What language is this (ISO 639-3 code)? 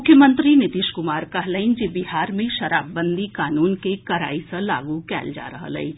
mai